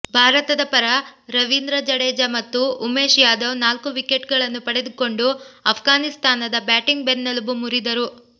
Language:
Kannada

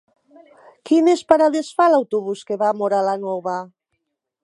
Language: Catalan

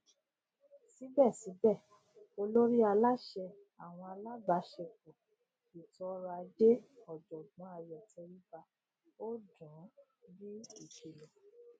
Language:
Yoruba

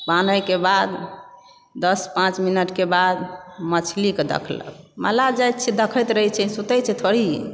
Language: Maithili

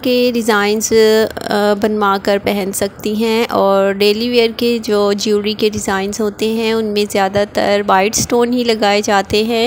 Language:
Hindi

